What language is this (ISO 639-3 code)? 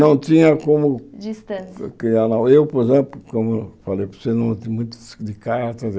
por